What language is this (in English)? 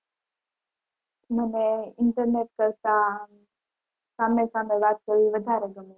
Gujarati